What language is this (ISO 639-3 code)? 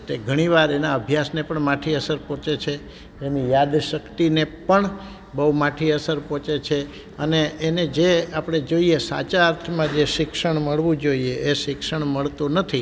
guj